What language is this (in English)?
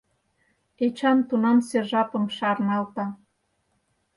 Mari